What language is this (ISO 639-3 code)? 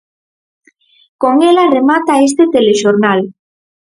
glg